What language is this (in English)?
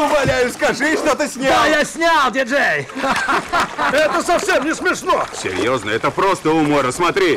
Russian